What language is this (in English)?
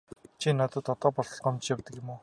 Mongolian